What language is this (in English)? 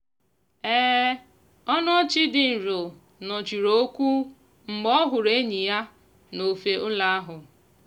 Igbo